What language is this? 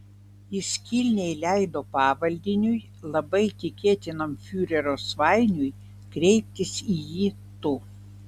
Lithuanian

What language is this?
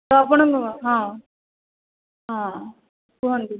Odia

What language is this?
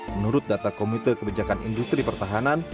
Indonesian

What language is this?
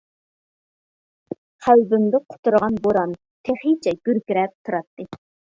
Uyghur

